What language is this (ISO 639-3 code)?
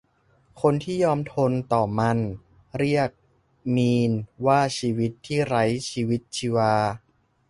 tha